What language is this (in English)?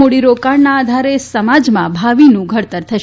Gujarati